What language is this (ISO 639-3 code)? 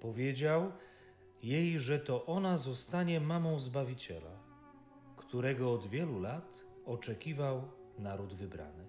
pol